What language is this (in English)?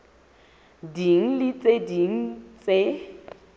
Southern Sotho